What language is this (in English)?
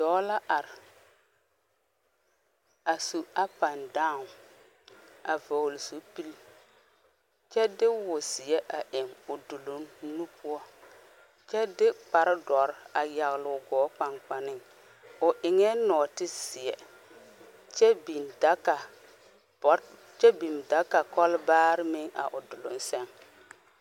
Southern Dagaare